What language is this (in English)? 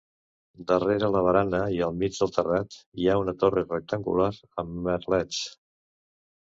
Catalan